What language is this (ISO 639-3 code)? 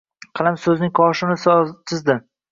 uzb